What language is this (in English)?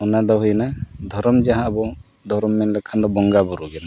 Santali